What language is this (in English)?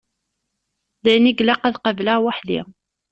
Kabyle